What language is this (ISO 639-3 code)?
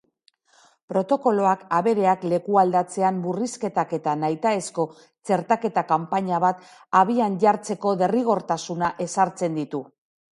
eus